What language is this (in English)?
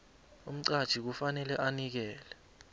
South Ndebele